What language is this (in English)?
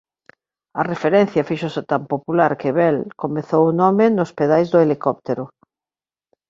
Galician